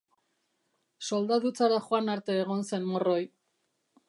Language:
Basque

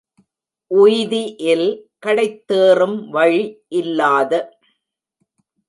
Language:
Tamil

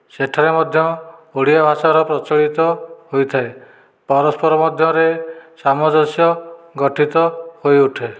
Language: Odia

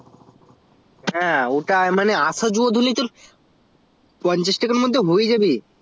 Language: Bangla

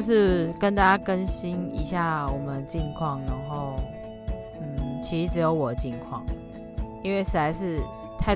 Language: Chinese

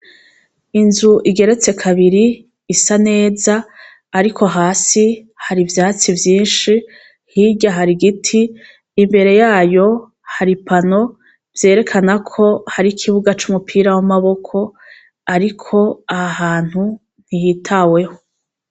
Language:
Rundi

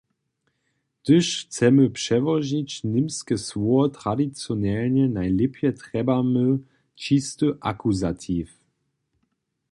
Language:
Upper Sorbian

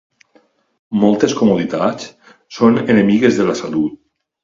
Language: Catalan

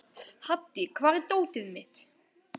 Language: Icelandic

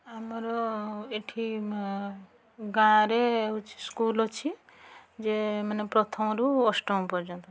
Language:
Odia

